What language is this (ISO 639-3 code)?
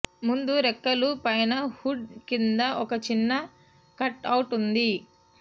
tel